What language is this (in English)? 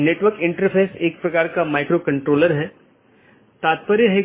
Hindi